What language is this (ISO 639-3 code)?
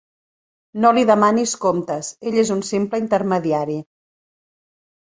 cat